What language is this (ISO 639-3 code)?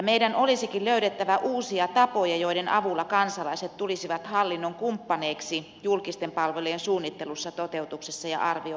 fin